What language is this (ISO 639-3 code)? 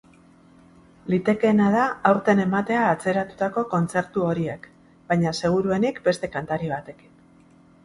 eus